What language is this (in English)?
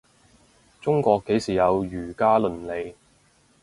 Cantonese